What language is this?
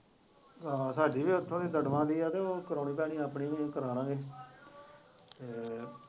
Punjabi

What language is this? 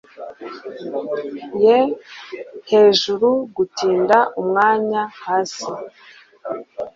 Kinyarwanda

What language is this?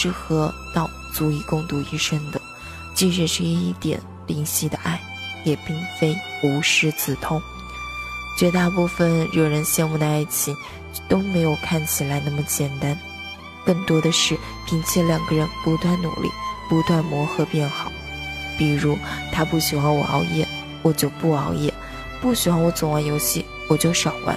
Chinese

